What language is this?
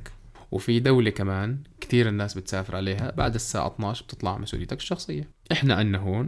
Arabic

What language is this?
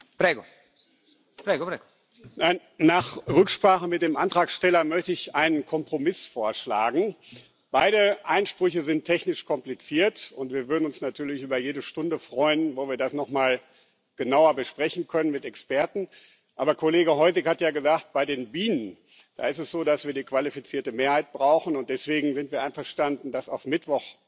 German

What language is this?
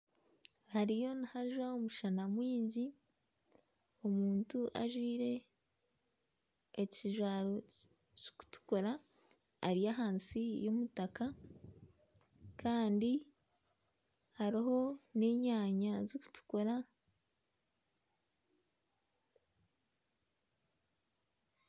Nyankole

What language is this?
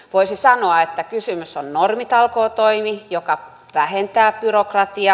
Finnish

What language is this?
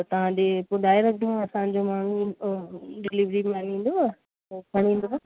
Sindhi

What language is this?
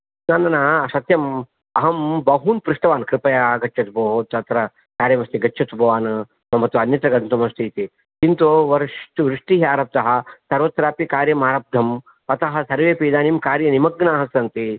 Sanskrit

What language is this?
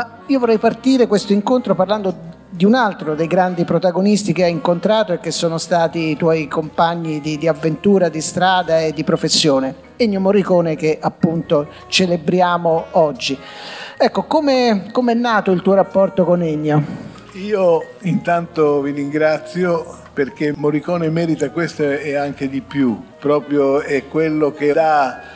Italian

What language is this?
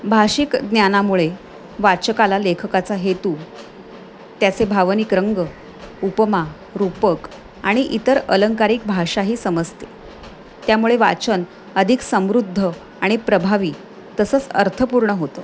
Marathi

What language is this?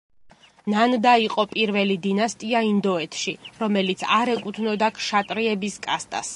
Georgian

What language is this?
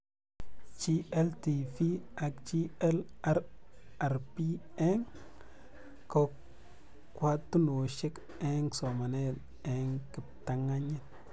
Kalenjin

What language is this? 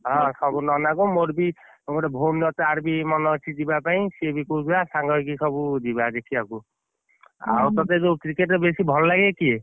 Odia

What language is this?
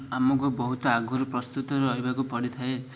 Odia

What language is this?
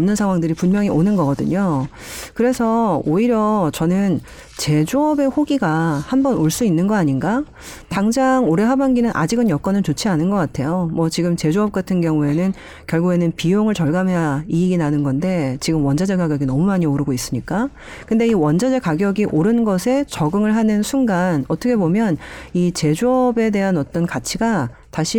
Korean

